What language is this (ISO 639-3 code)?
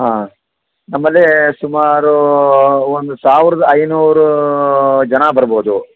kan